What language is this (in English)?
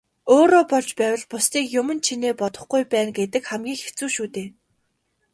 Mongolian